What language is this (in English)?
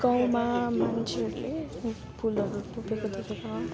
Nepali